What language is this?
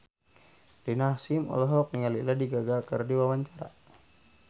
Sundanese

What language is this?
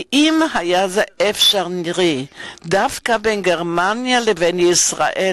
Hebrew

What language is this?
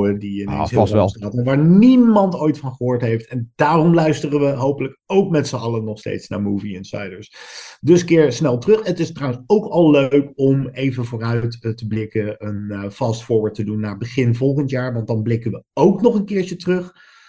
Dutch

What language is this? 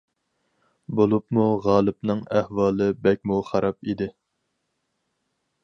Uyghur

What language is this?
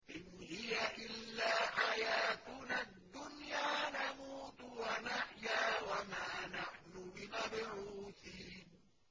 Arabic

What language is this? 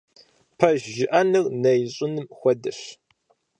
Kabardian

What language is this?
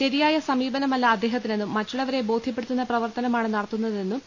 Malayalam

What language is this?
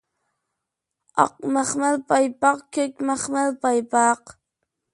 Uyghur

